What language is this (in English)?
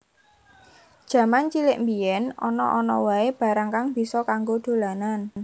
Javanese